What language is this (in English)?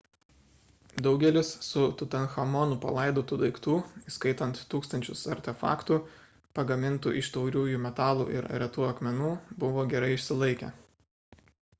Lithuanian